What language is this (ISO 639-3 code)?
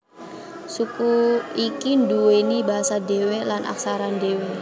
jav